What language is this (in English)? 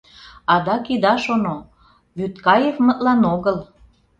Mari